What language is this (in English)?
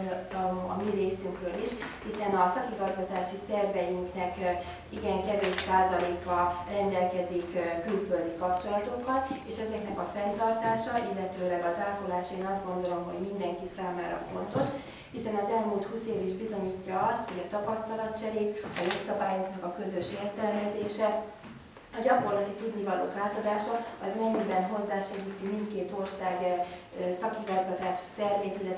Hungarian